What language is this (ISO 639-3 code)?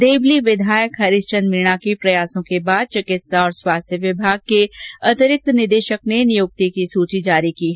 hin